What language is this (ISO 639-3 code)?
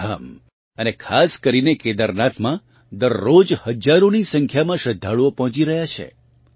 guj